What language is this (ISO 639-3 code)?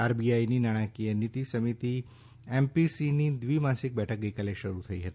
guj